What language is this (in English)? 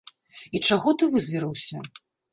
Belarusian